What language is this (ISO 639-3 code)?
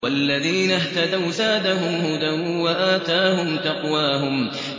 ara